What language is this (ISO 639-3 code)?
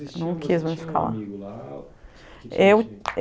por